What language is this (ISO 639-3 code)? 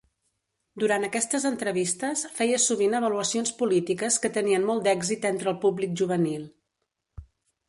cat